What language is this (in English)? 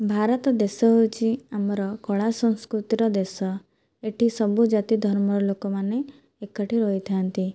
Odia